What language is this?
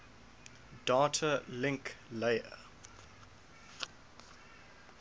English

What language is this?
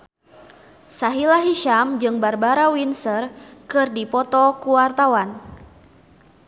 Sundanese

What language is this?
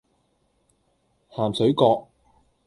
Cantonese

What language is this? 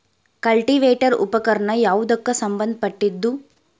Kannada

